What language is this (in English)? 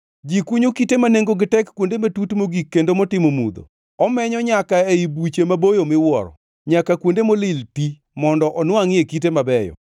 Luo (Kenya and Tanzania)